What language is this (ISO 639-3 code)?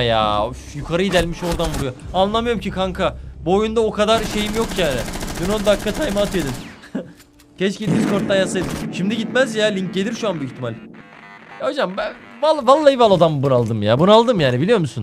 tur